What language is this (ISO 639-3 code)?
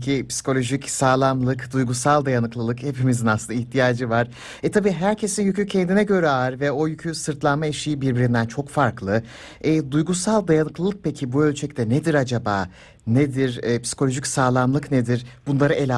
tur